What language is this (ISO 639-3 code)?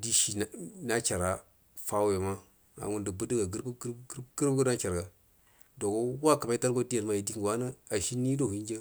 bdm